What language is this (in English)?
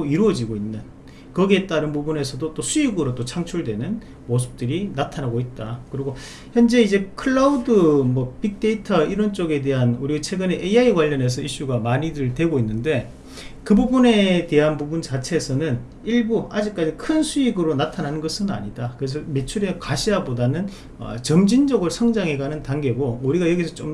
Korean